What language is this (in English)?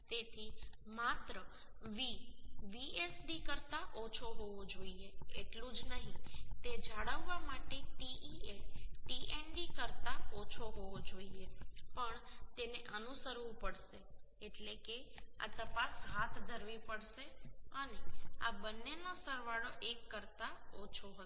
Gujarati